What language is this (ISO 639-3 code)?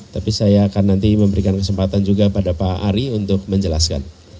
ind